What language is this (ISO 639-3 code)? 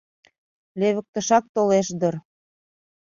chm